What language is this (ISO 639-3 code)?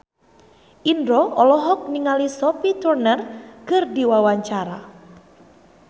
sun